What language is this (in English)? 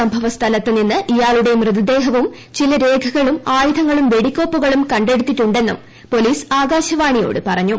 Malayalam